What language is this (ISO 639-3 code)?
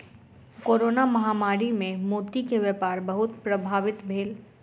mai